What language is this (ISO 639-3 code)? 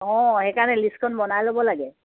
asm